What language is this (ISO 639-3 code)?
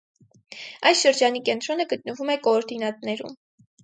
hye